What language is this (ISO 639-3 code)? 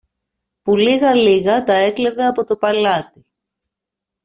ell